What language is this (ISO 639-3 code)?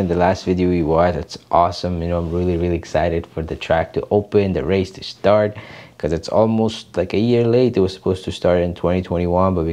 ind